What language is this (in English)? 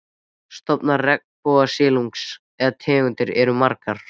Icelandic